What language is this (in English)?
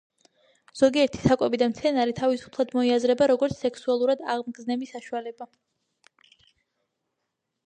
Georgian